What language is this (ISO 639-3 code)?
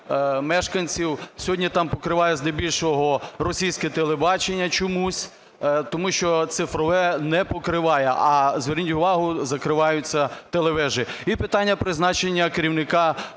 ukr